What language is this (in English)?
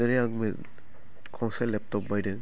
Bodo